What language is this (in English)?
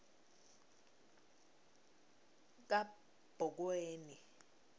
Swati